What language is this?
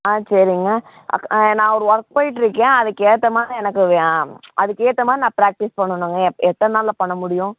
Tamil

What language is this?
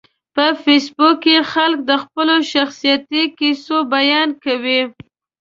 Pashto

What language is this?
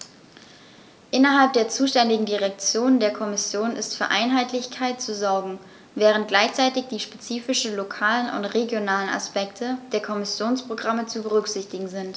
German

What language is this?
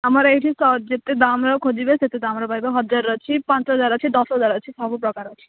Odia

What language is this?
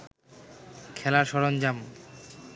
Bangla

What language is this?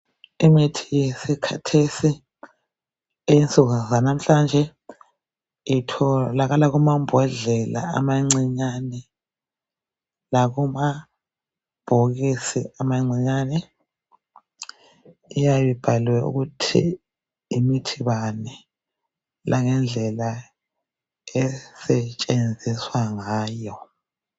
North Ndebele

